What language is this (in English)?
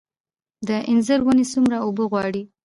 Pashto